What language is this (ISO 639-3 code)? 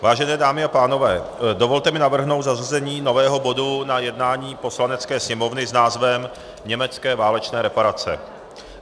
ces